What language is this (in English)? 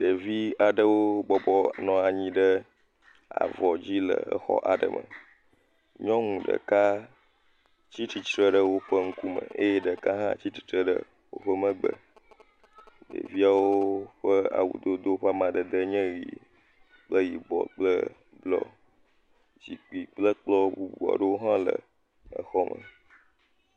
Ewe